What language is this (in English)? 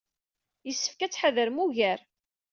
Kabyle